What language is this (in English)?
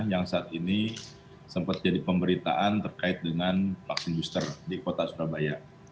Indonesian